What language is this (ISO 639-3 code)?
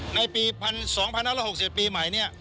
tha